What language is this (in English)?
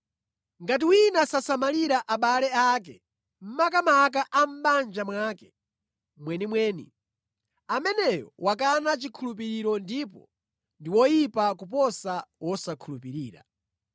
Nyanja